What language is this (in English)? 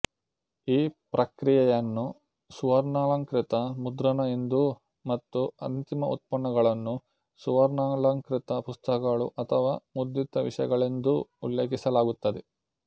Kannada